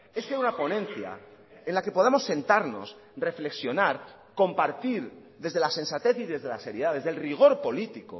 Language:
Spanish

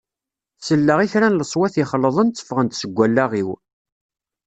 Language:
Kabyle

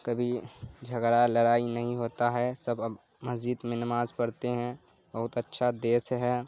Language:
Urdu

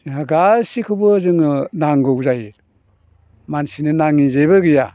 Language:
Bodo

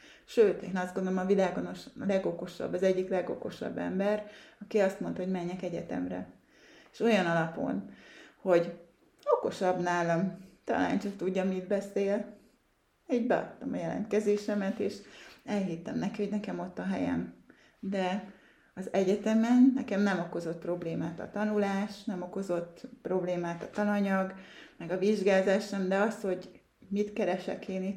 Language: Hungarian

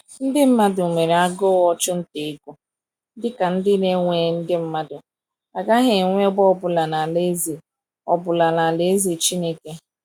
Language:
Igbo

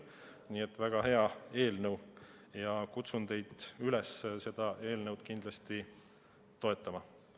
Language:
Estonian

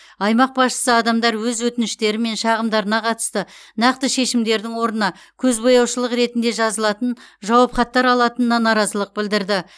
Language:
Kazakh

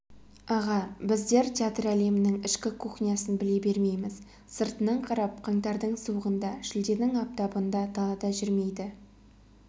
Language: Kazakh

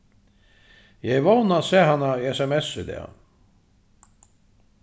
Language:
Faroese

